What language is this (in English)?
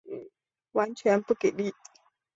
Chinese